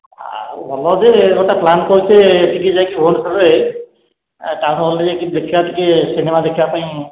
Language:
Odia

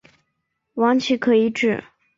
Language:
Chinese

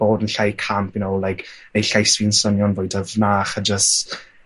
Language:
Welsh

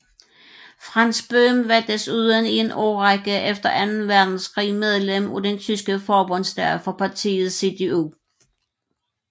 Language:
Danish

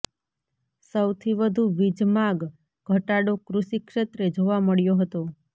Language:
Gujarati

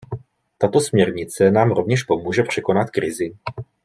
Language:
Czech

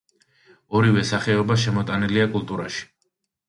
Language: Georgian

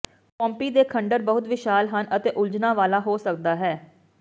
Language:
Punjabi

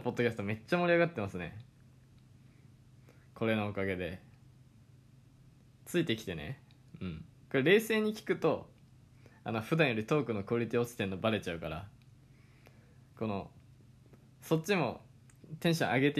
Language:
Japanese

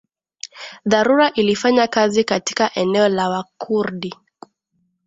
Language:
Swahili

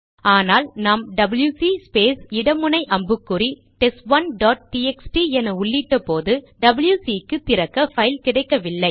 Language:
Tamil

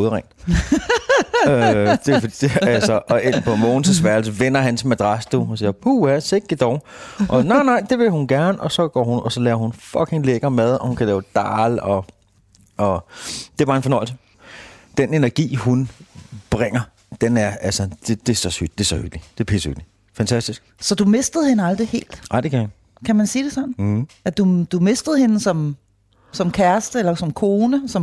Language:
Danish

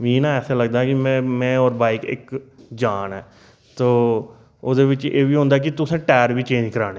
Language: Dogri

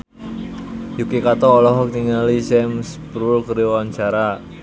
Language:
Sundanese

